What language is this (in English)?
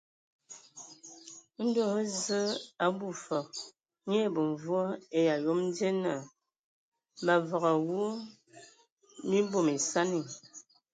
Ewondo